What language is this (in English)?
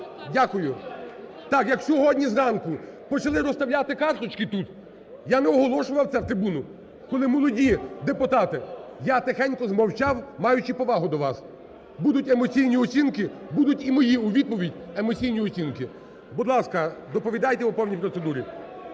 Ukrainian